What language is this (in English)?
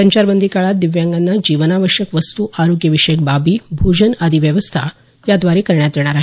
Marathi